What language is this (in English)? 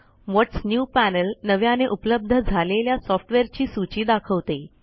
Marathi